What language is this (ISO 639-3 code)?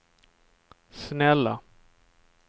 swe